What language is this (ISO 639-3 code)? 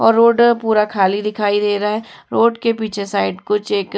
hin